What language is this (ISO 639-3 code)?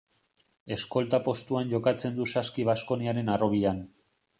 eus